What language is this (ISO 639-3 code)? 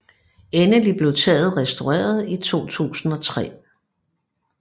dan